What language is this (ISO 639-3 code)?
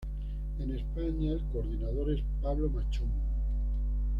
spa